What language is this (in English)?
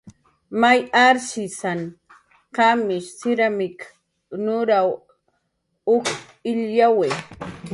Jaqaru